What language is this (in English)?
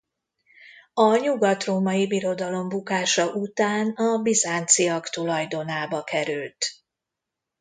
Hungarian